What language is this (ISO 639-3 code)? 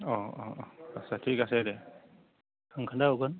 brx